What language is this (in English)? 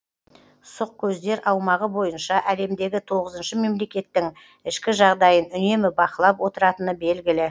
Kazakh